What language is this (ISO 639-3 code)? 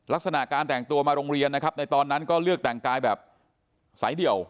tha